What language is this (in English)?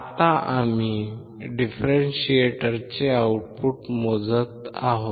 Marathi